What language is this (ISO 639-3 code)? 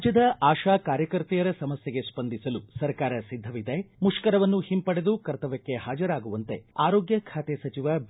kan